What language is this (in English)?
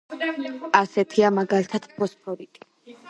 Georgian